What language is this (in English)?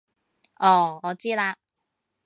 Cantonese